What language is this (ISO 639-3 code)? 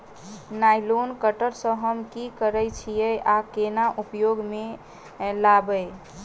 mai